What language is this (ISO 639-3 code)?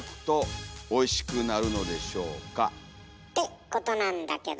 jpn